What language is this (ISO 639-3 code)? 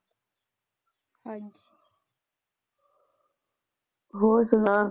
pan